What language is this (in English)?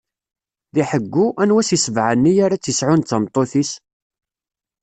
Kabyle